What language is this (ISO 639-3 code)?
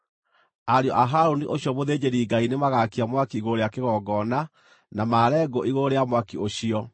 kik